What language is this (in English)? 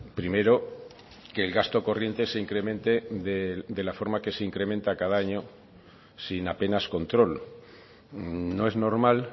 Spanish